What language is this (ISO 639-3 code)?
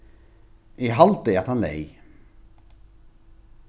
fao